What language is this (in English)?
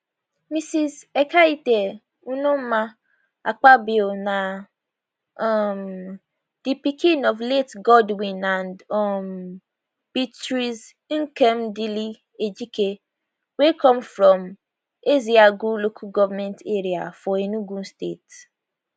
Nigerian Pidgin